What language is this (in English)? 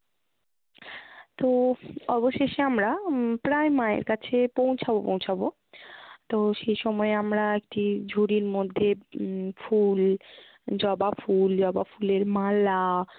Bangla